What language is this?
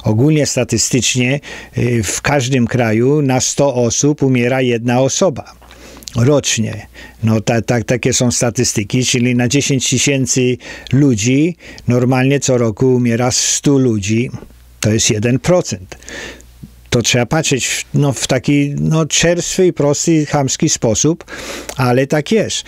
Polish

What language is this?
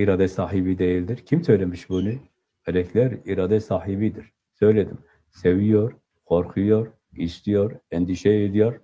Turkish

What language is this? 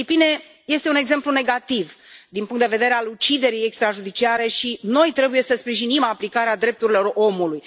Romanian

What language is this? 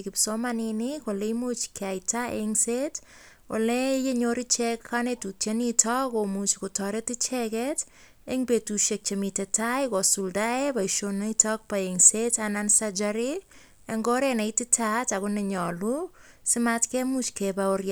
Kalenjin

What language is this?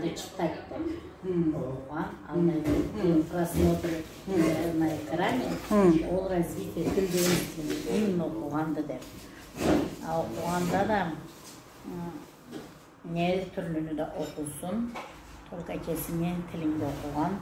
Turkish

